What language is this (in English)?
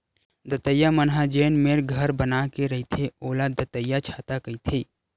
Chhattisgarhi